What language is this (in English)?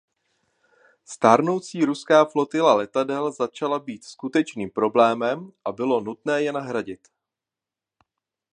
Czech